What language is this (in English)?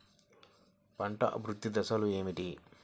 Telugu